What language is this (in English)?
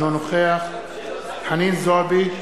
Hebrew